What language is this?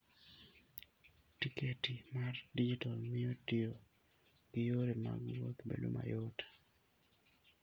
Luo (Kenya and Tanzania)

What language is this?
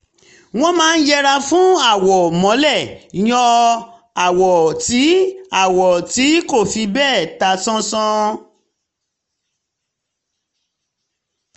Yoruba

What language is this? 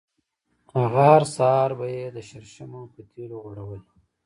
Pashto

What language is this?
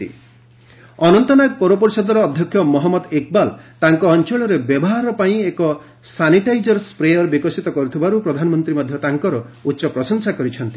Odia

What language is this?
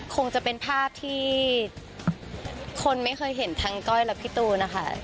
Thai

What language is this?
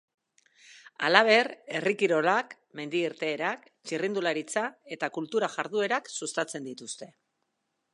Basque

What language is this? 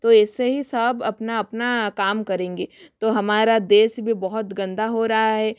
Hindi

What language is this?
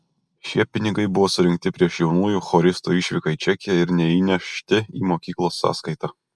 Lithuanian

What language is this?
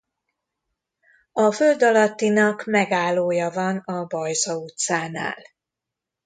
Hungarian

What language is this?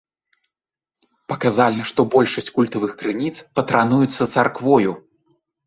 Belarusian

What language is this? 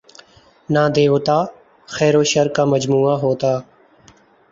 Urdu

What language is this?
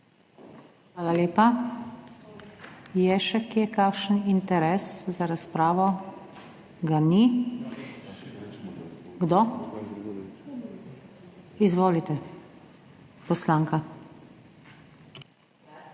Slovenian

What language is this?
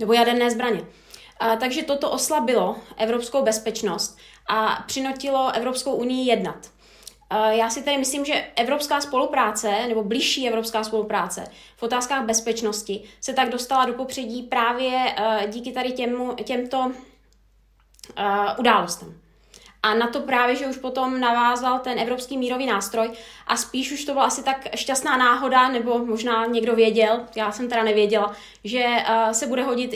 Czech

